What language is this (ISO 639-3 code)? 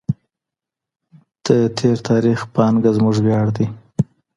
pus